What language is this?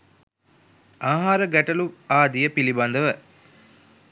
Sinhala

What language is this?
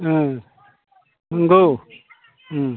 Bodo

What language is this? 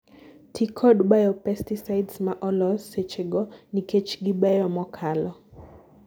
Luo (Kenya and Tanzania)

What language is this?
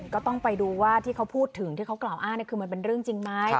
Thai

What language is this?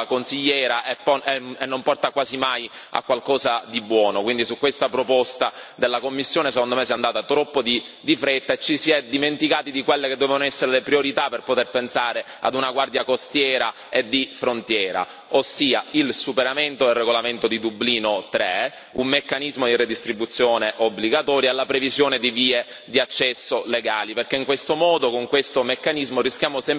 Italian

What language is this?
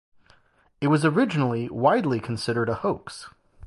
English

